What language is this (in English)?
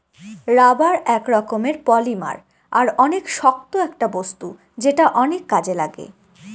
Bangla